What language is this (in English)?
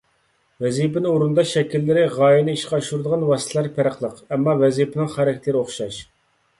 Uyghur